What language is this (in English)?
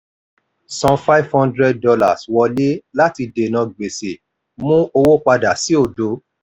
Yoruba